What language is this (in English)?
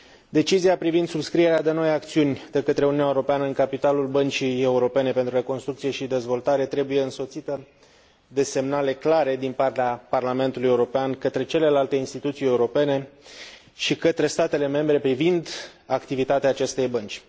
Romanian